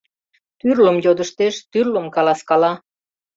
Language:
Mari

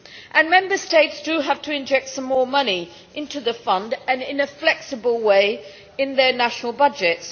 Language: English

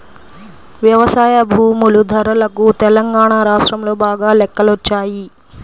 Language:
Telugu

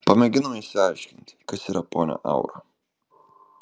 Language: Lithuanian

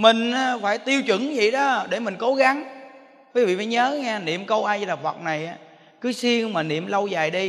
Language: Vietnamese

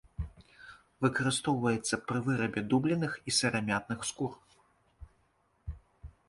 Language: Belarusian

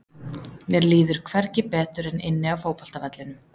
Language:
Icelandic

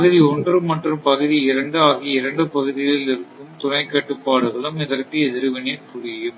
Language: Tamil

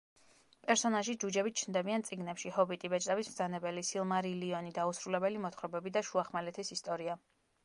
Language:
Georgian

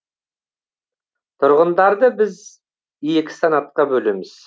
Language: Kazakh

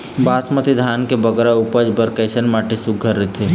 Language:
Chhattisgarhi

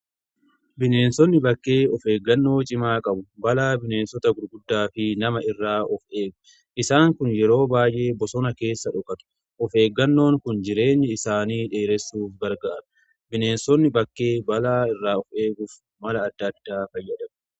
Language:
Oromo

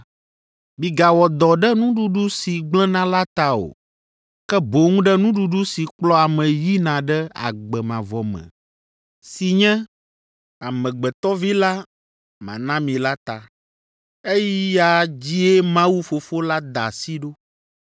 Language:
Ewe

